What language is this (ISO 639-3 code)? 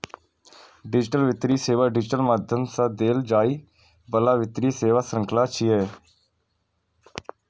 mai